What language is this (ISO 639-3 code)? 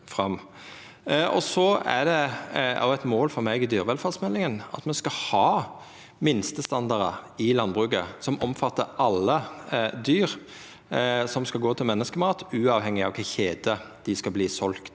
nor